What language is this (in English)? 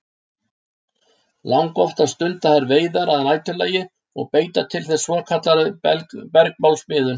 Icelandic